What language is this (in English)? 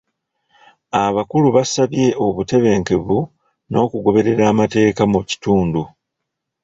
Ganda